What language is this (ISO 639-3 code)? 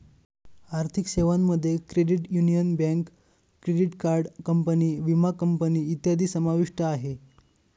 mar